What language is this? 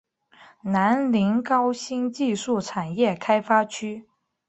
Chinese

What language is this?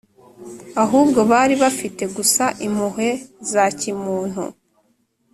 Kinyarwanda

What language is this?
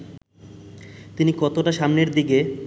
Bangla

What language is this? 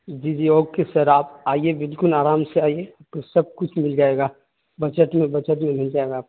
Urdu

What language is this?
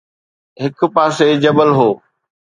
Sindhi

